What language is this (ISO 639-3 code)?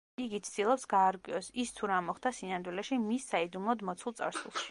kat